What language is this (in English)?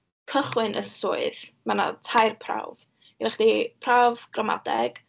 Welsh